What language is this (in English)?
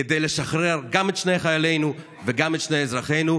Hebrew